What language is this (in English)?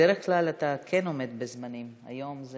Hebrew